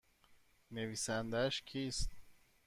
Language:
Persian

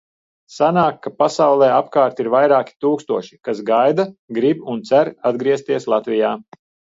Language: Latvian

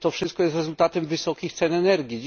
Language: Polish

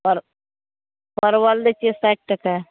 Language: Maithili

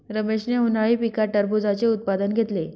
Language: Marathi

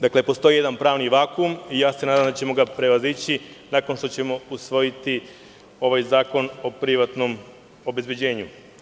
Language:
Serbian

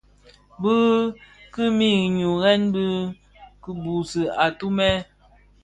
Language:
Bafia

